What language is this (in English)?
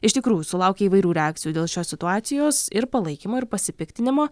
Lithuanian